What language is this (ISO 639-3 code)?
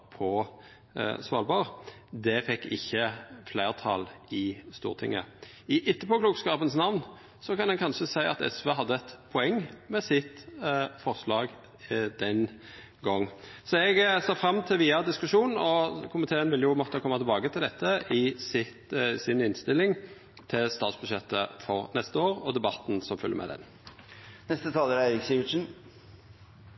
nno